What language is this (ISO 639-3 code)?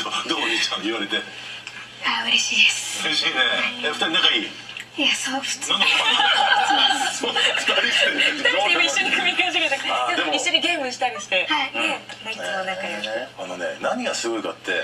jpn